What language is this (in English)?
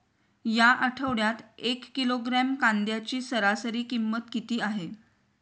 Marathi